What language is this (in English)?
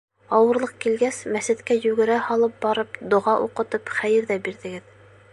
Bashkir